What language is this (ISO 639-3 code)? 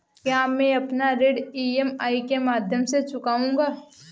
hin